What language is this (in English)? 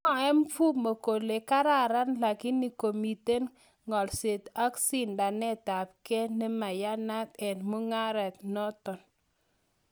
Kalenjin